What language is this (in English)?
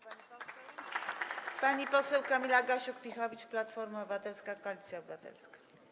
Polish